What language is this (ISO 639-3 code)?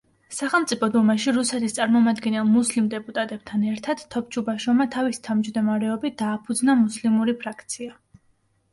kat